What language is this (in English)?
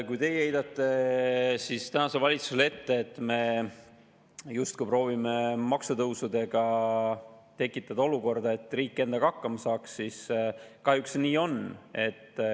Estonian